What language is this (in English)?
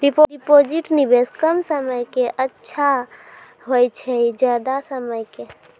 Maithili